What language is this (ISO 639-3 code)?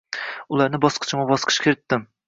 uzb